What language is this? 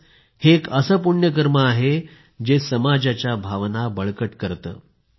Marathi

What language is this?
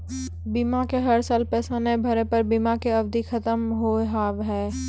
Maithili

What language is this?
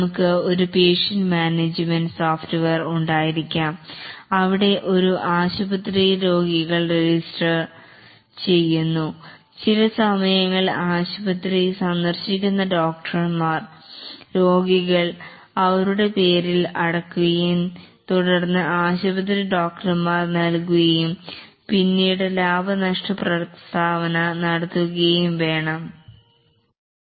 Malayalam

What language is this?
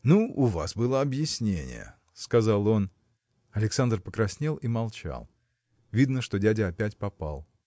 Russian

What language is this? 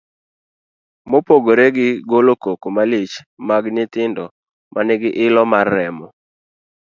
Luo (Kenya and Tanzania)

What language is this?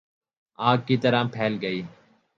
Urdu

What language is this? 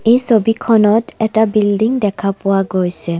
Assamese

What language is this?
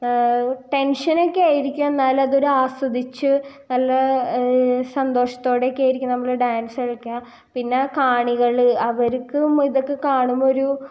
Malayalam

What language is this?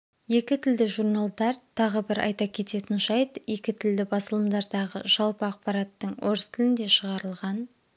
Kazakh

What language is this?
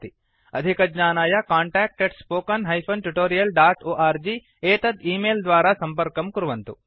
Sanskrit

